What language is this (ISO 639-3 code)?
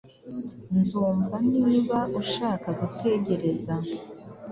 kin